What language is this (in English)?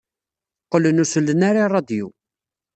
Kabyle